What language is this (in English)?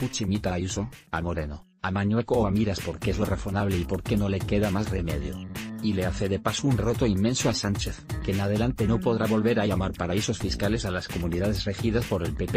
Spanish